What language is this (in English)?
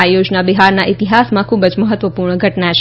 Gujarati